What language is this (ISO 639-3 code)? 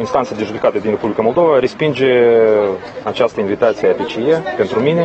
ron